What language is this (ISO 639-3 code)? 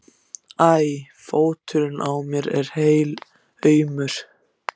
isl